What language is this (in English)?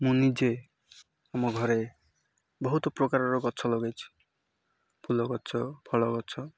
Odia